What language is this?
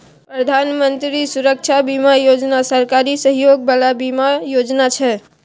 Maithili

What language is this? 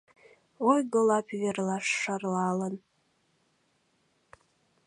Mari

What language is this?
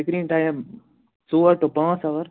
Kashmiri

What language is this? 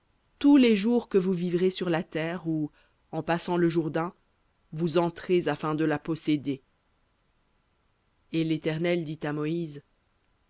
French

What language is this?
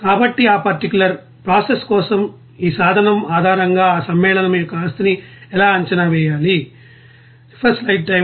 Telugu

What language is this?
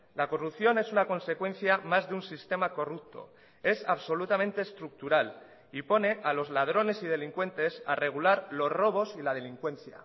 Spanish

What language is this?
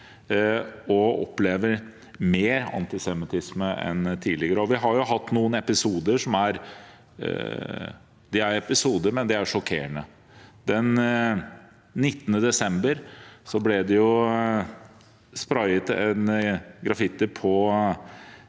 Norwegian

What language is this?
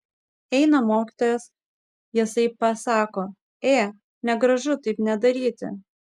Lithuanian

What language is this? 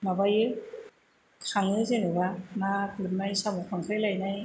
Bodo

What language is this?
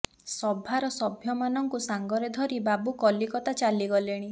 Odia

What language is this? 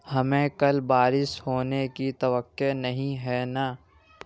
Urdu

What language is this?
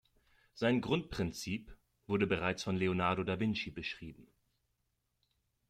German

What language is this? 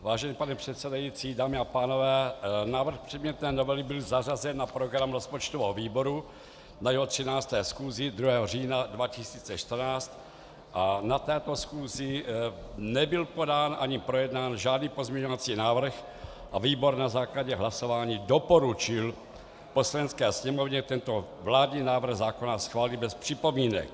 Czech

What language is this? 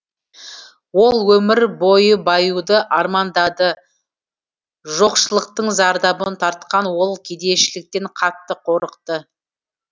Kazakh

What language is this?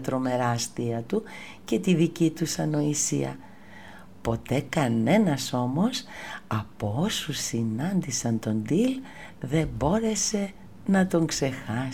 Greek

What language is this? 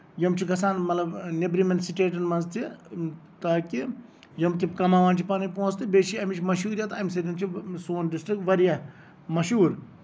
Kashmiri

